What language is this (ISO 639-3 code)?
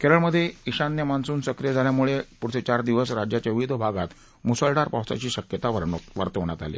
mar